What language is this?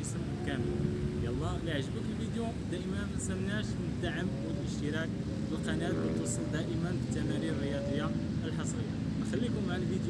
Arabic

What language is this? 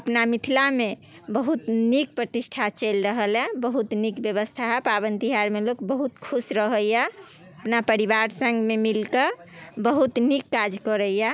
Maithili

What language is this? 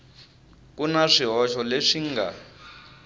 Tsonga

